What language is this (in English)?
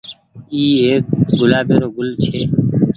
Goaria